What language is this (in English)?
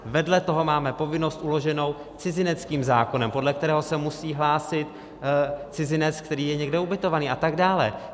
Czech